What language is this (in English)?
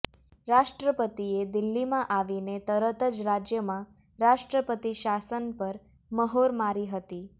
Gujarati